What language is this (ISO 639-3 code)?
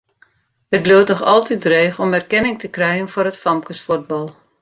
fry